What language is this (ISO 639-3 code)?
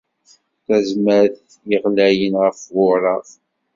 kab